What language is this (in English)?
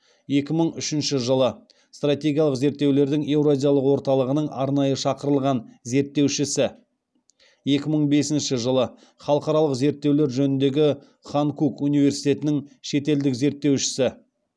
Kazakh